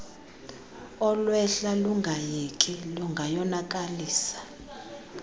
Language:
Xhosa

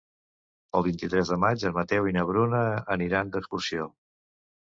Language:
Catalan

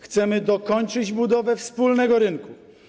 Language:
Polish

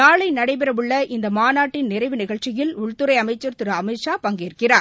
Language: Tamil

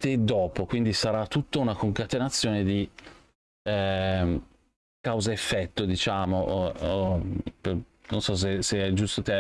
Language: Italian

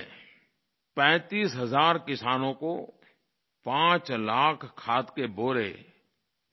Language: Hindi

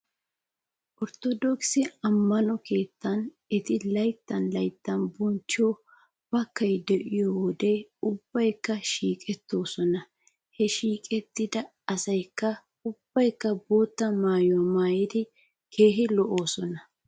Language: Wolaytta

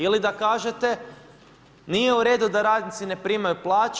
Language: Croatian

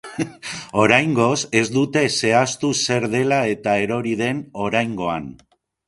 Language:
Basque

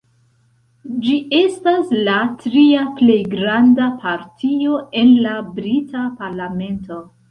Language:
Esperanto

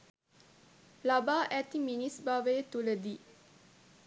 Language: Sinhala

